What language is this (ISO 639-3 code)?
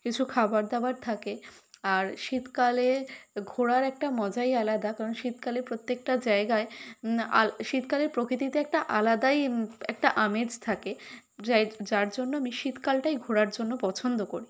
ben